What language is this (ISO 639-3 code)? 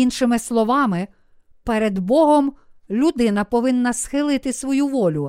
ukr